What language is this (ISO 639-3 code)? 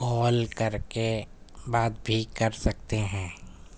urd